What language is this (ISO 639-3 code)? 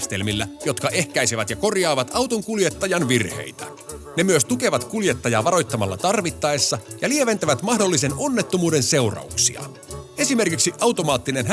fin